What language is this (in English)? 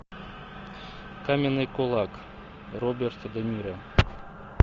Russian